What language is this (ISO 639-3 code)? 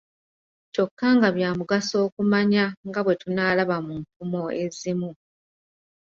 lug